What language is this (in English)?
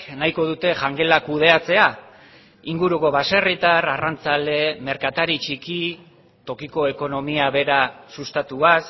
Basque